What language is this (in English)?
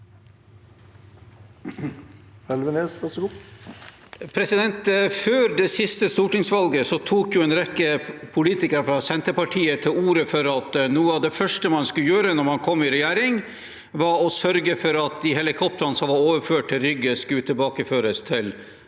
Norwegian